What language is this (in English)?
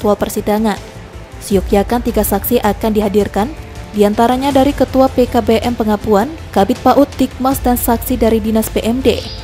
Indonesian